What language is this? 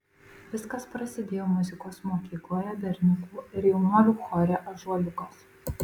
Lithuanian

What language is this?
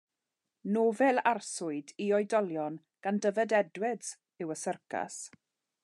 Welsh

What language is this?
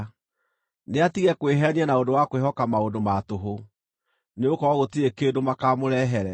Kikuyu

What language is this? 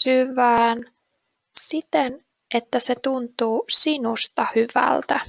Finnish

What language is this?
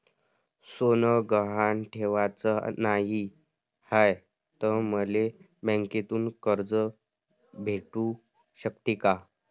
Marathi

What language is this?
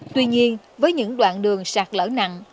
Vietnamese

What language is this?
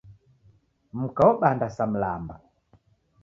Taita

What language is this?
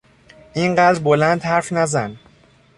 Persian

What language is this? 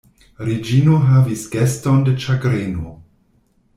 Esperanto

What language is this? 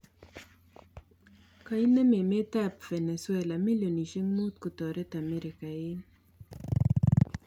Kalenjin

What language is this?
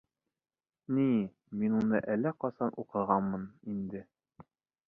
Bashkir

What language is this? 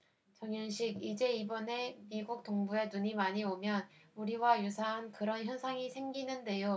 Korean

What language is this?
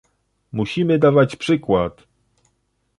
Polish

